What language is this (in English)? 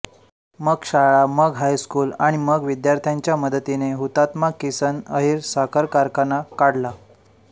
Marathi